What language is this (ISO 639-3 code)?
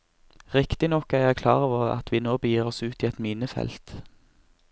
nor